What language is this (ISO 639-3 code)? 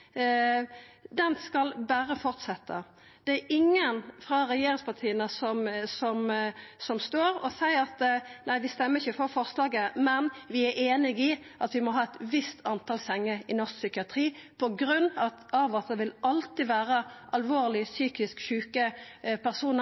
nno